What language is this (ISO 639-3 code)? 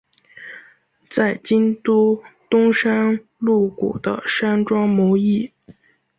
zho